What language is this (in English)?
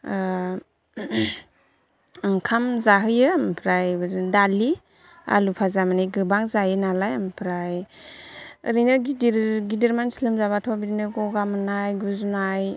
Bodo